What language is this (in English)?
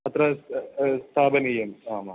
Sanskrit